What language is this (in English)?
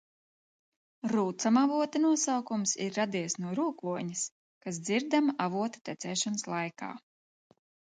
Latvian